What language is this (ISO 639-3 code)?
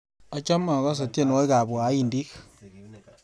kln